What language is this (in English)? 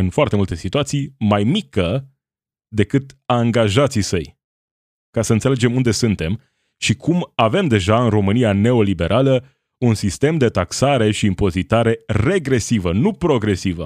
Romanian